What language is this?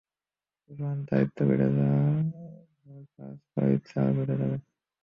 Bangla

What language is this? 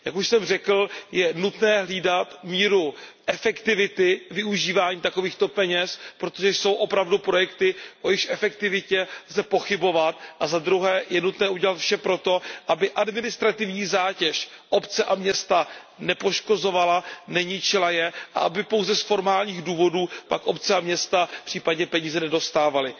Czech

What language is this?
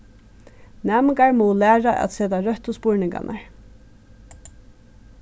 Faroese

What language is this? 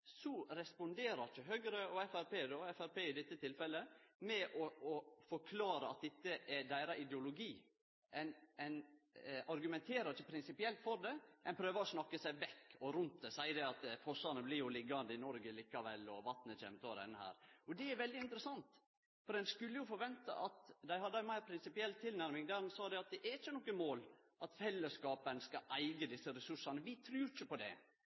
Norwegian Nynorsk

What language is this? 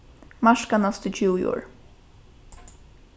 Faroese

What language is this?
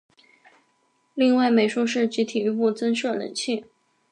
Chinese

